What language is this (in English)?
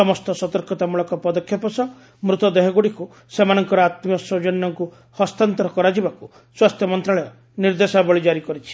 Odia